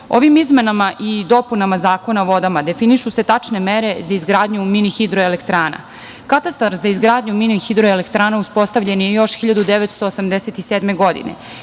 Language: Serbian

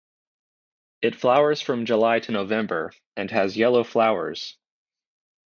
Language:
English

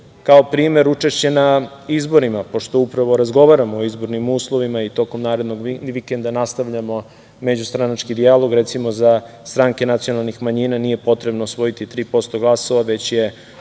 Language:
Serbian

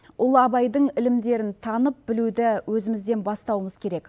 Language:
Kazakh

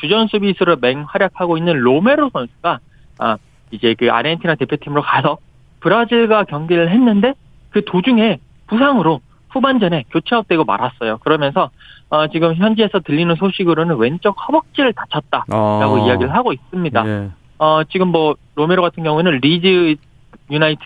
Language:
Korean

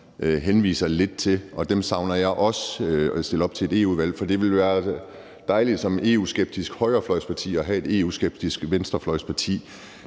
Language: Danish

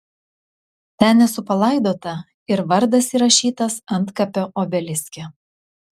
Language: Lithuanian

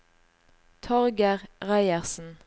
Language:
Norwegian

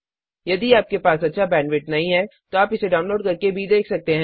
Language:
Hindi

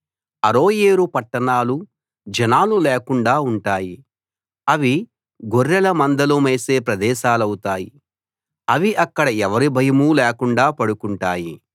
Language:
Telugu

